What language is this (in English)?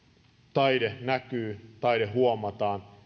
Finnish